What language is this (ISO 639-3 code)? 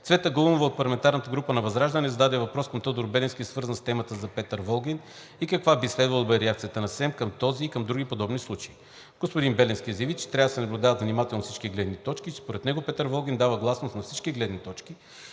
bul